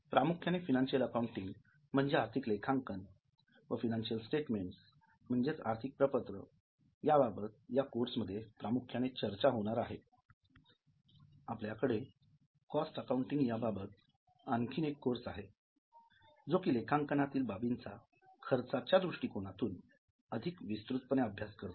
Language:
Marathi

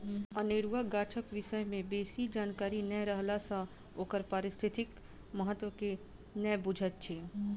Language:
Maithili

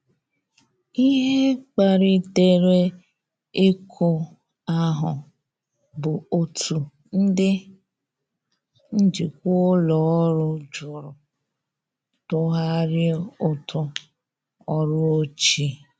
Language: Igbo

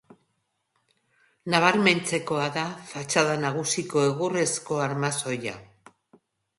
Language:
Basque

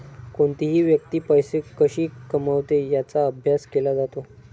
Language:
Marathi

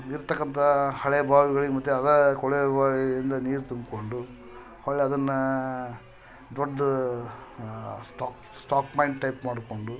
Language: Kannada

